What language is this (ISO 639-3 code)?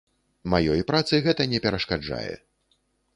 bel